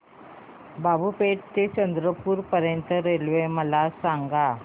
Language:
Marathi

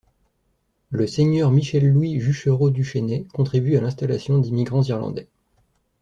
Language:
French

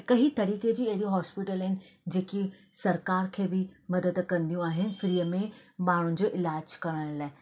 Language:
Sindhi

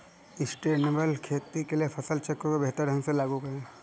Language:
Hindi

